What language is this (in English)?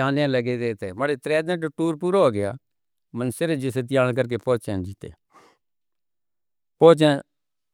Northern Hindko